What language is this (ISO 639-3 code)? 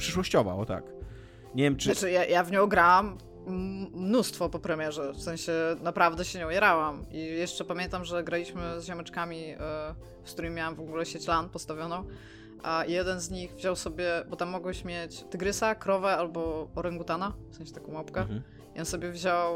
pol